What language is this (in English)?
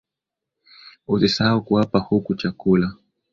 Swahili